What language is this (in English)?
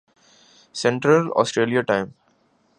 Urdu